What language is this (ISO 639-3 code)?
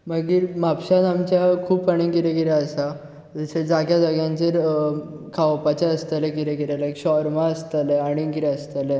kok